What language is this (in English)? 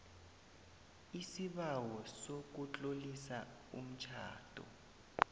South Ndebele